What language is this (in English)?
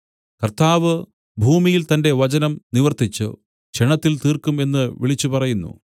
Malayalam